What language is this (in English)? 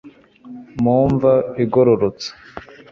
Kinyarwanda